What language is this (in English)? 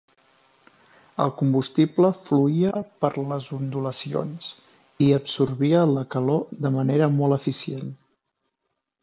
Catalan